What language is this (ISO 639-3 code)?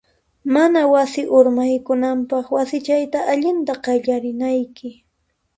qxp